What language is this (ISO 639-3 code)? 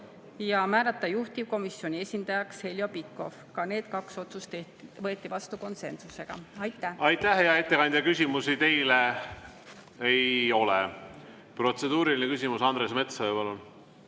est